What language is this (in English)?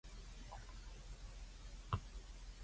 Cantonese